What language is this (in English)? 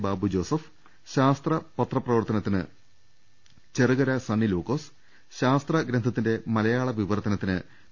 Malayalam